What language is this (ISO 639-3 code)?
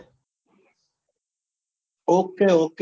guj